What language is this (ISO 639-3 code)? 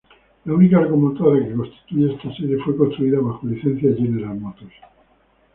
spa